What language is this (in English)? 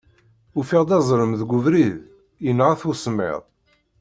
Kabyle